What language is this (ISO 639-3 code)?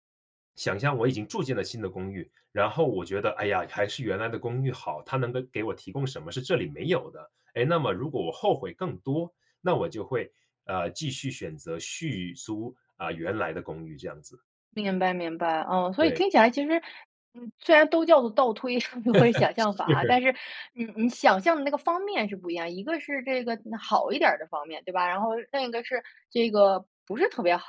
zho